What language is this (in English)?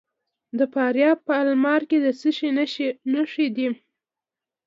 Pashto